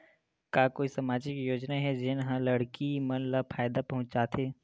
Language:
Chhattisgarhi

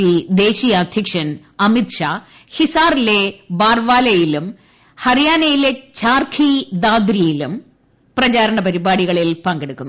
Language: Malayalam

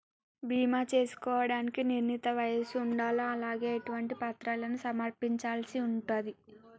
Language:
Telugu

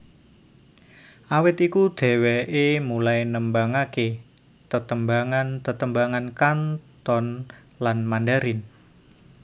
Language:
Javanese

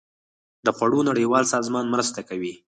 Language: Pashto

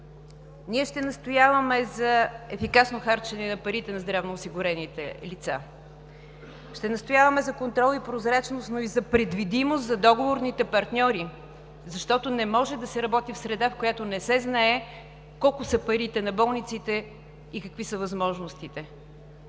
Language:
Bulgarian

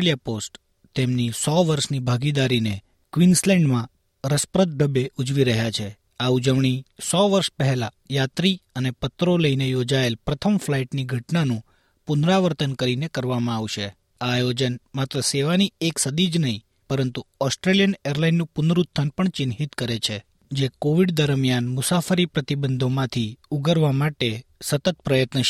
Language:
Gujarati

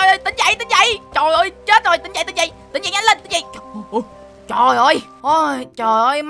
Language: Vietnamese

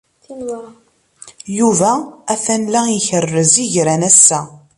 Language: Kabyle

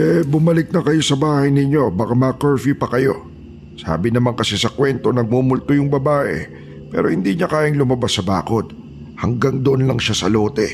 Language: Filipino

